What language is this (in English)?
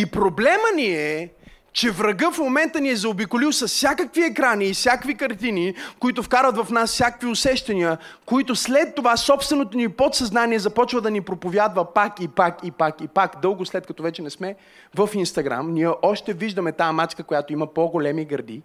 Bulgarian